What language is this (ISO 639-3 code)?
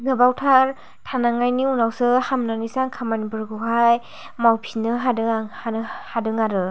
brx